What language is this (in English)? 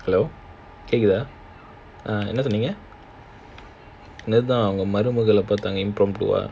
English